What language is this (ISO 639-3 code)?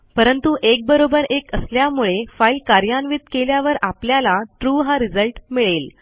mar